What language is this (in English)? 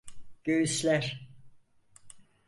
Turkish